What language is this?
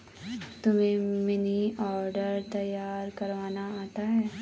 Hindi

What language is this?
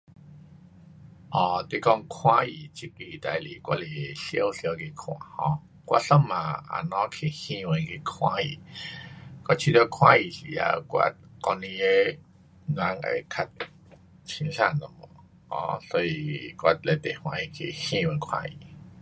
Pu-Xian Chinese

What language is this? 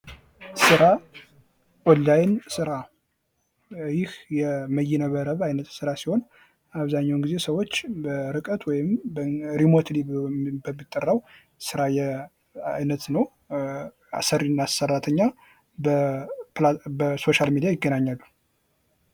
Amharic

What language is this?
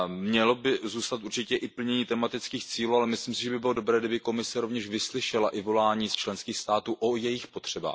Czech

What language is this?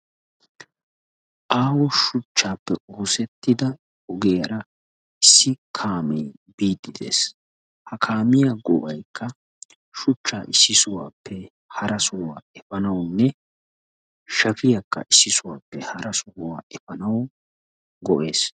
Wolaytta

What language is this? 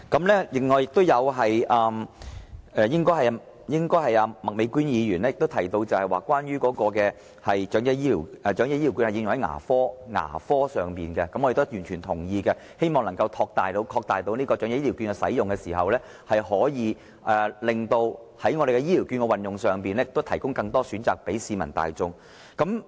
Cantonese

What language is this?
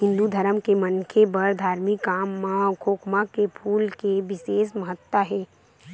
Chhattisgarhi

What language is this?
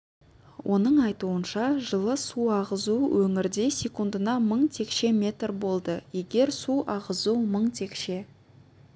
Kazakh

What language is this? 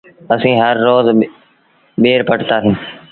Sindhi Bhil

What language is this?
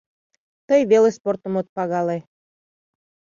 Mari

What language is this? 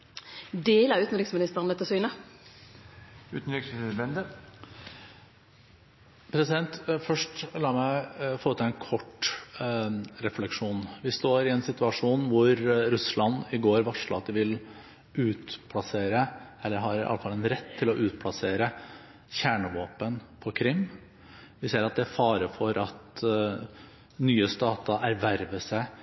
Norwegian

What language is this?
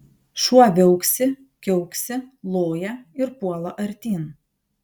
Lithuanian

